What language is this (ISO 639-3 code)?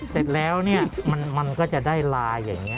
tha